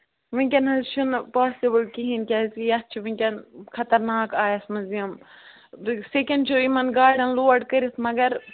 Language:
Kashmiri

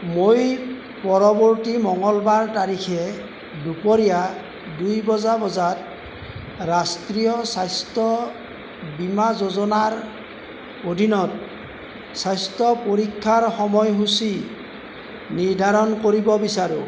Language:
Assamese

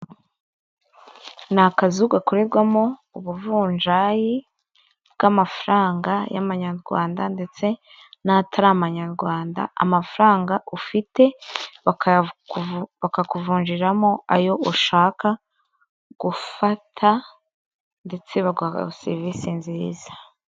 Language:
Kinyarwanda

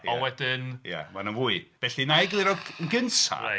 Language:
Welsh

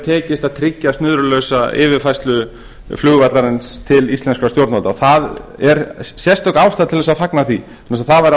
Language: Icelandic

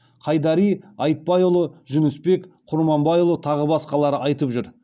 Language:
Kazakh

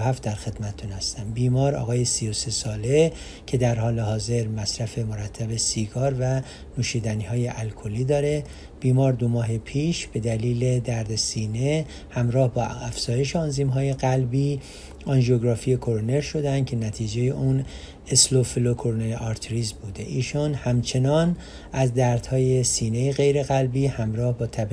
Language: Persian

